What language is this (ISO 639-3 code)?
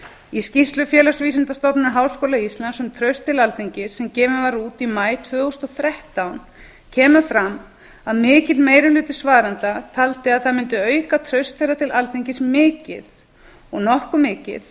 isl